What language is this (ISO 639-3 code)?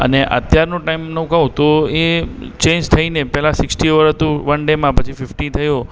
guj